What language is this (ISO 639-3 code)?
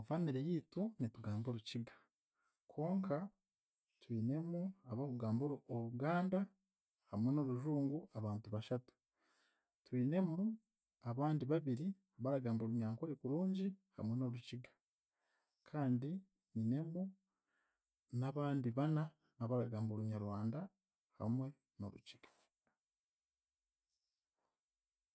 cgg